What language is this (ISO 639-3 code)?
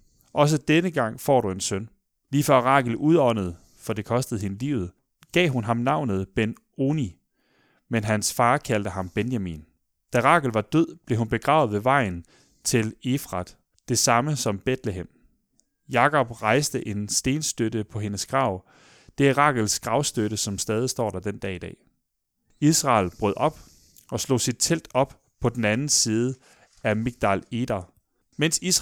dan